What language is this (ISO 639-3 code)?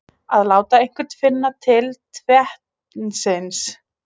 isl